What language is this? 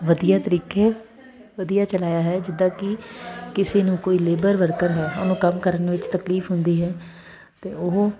Punjabi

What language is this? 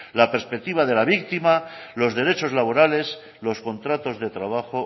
Spanish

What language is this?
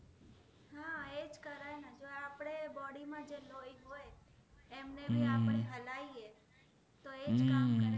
Gujarati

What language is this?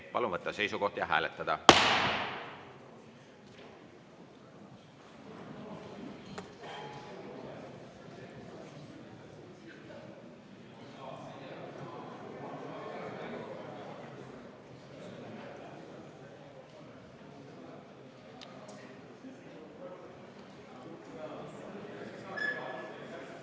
Estonian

